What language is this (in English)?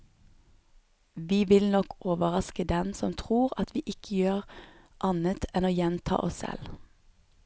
Norwegian